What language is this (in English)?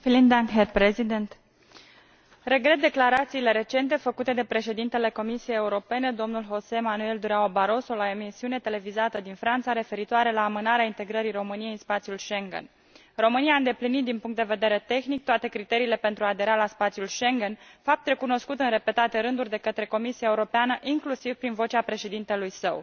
Romanian